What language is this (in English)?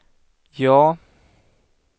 Swedish